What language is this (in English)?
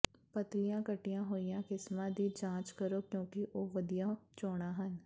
Punjabi